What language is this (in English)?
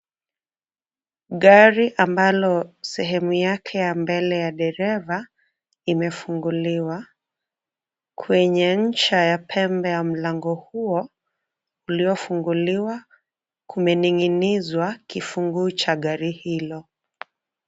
Swahili